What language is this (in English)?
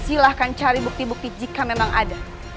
Indonesian